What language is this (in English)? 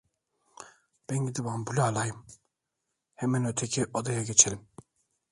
Turkish